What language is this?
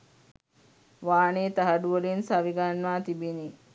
Sinhala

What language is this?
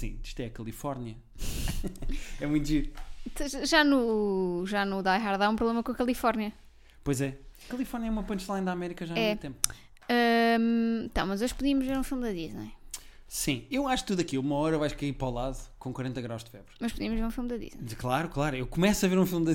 Portuguese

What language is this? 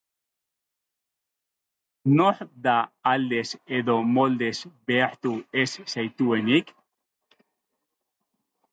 Basque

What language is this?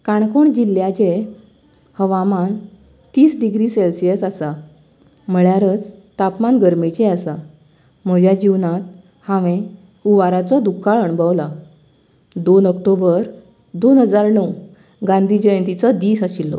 Konkani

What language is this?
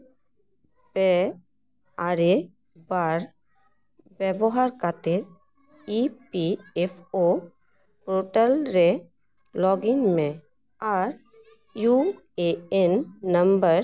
Santali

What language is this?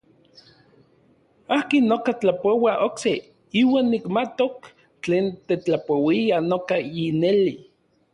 Orizaba Nahuatl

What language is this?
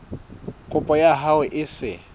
Southern Sotho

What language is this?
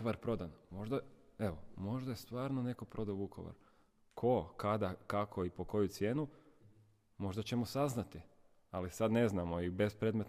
Croatian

